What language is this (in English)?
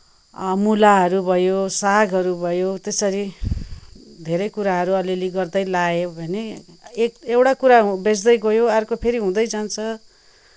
Nepali